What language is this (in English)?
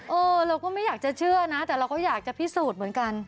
Thai